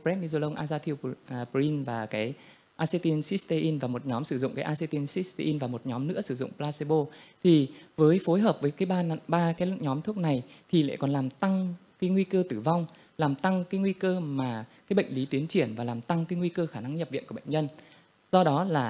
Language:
Vietnamese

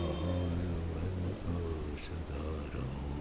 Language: Gujarati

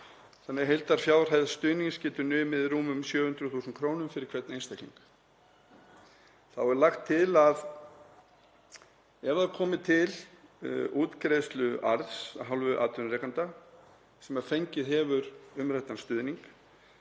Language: Icelandic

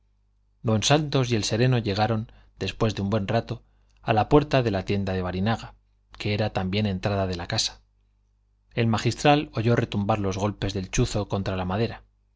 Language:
Spanish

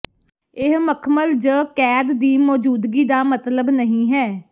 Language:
Punjabi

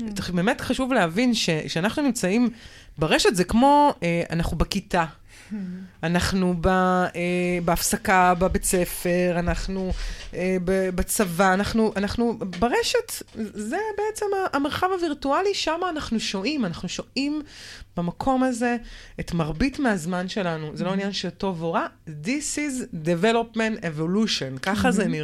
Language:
Hebrew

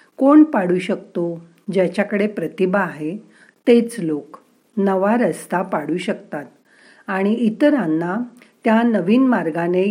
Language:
Marathi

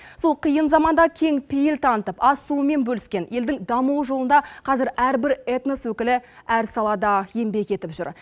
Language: Kazakh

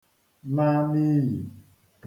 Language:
Igbo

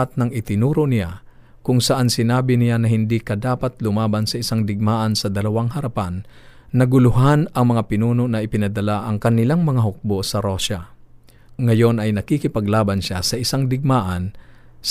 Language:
Filipino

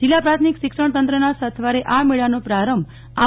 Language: Gujarati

